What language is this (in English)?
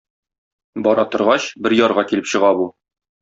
Tatar